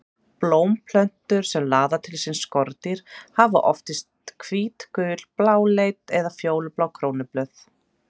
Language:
Icelandic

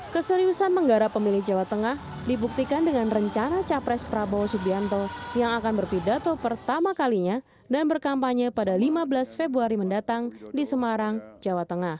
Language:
Indonesian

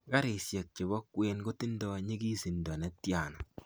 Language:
Kalenjin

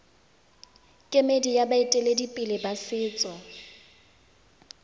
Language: Tswana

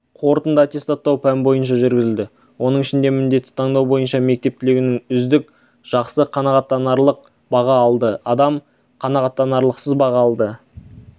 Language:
Kazakh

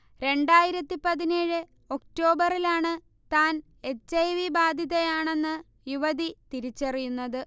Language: Malayalam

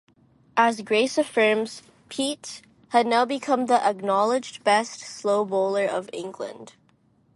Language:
English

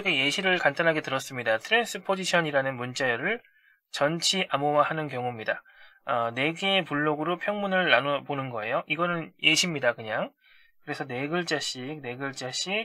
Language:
Korean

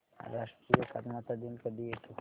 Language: Marathi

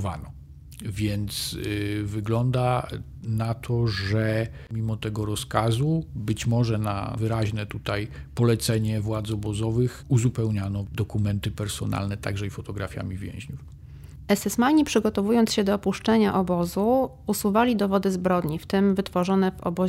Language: Polish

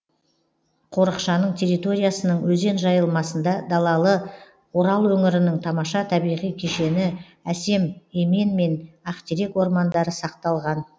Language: Kazakh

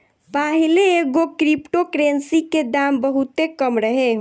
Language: Bhojpuri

